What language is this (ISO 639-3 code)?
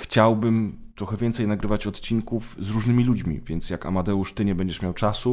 pol